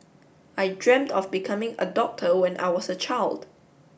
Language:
English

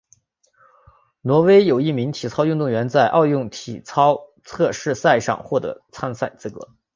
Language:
Chinese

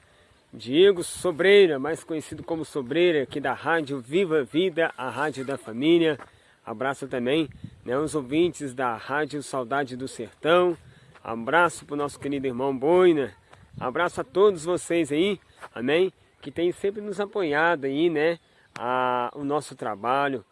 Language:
Portuguese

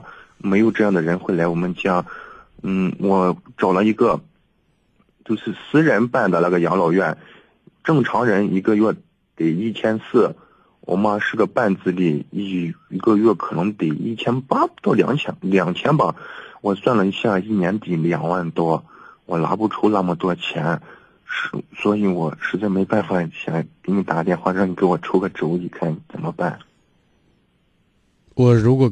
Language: Chinese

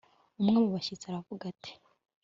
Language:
Kinyarwanda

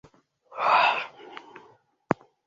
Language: Swahili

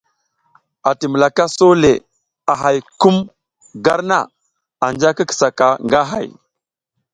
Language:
South Giziga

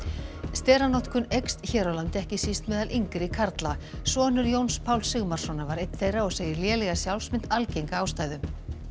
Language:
Icelandic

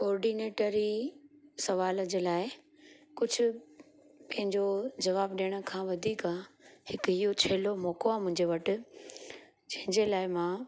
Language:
Sindhi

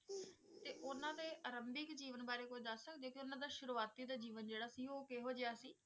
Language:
Punjabi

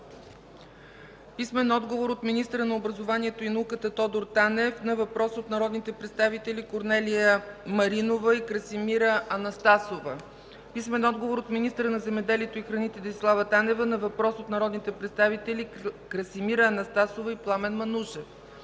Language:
Bulgarian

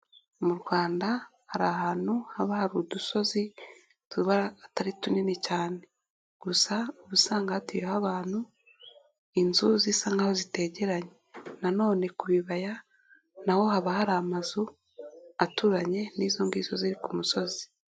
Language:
Kinyarwanda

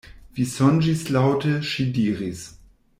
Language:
Esperanto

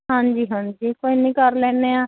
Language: Punjabi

